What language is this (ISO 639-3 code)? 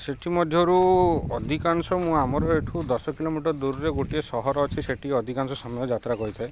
ori